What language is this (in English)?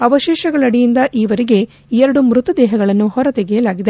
Kannada